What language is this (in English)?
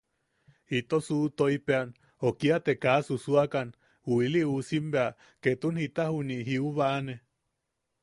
Yaqui